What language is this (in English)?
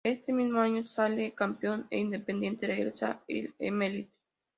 Spanish